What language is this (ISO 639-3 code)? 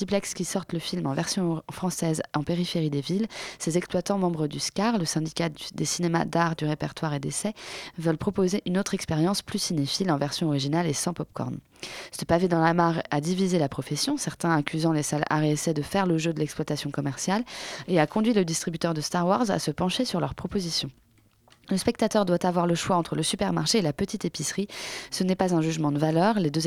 fra